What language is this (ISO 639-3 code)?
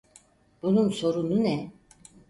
tur